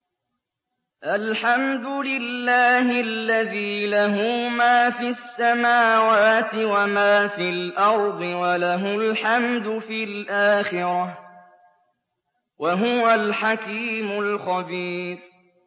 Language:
Arabic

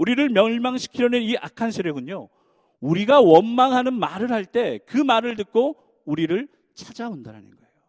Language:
Korean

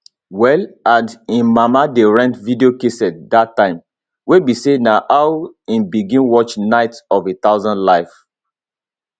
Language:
Nigerian Pidgin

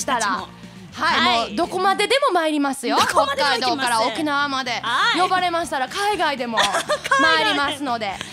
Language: Japanese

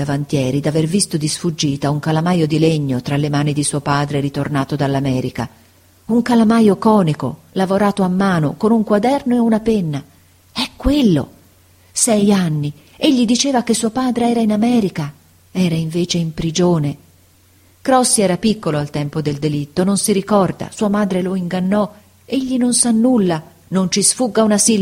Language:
Italian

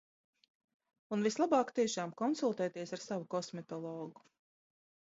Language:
Latvian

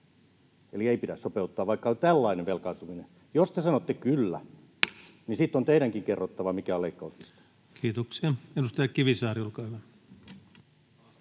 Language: Finnish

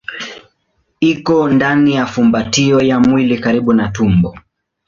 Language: Swahili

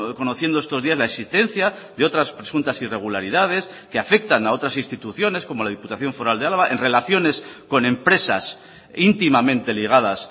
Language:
Spanish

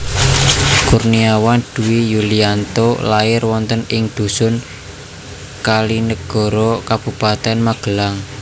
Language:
Javanese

